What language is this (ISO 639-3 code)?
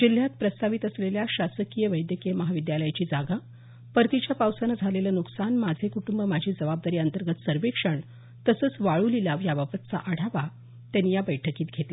mar